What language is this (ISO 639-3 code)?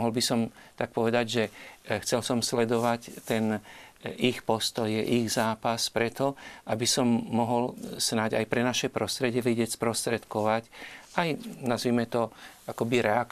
slk